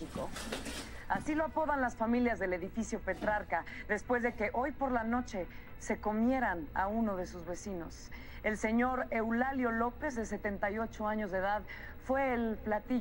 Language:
Spanish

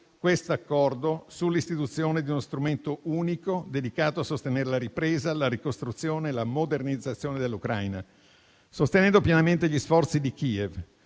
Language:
Italian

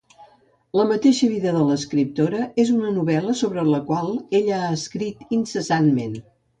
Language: Catalan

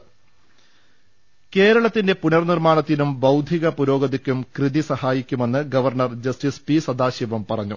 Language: Malayalam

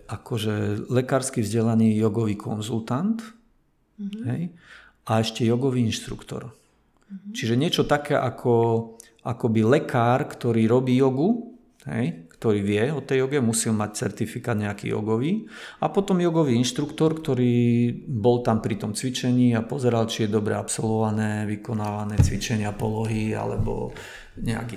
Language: Slovak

